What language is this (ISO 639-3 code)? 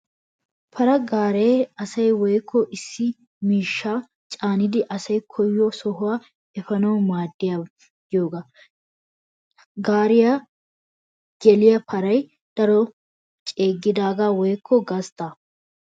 wal